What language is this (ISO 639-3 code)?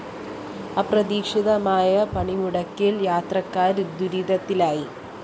mal